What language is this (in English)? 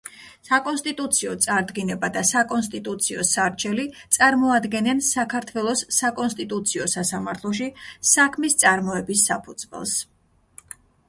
Georgian